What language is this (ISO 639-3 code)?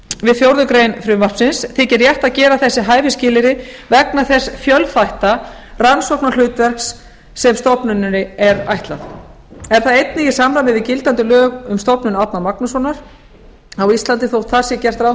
isl